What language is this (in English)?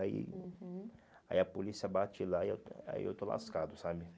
Portuguese